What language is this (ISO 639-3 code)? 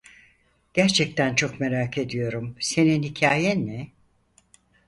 tur